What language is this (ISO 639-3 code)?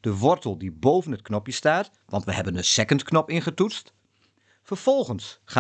nld